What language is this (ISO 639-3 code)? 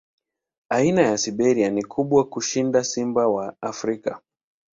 swa